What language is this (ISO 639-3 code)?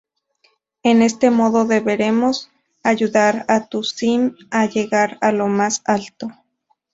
spa